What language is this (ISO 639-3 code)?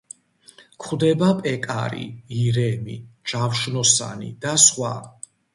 kat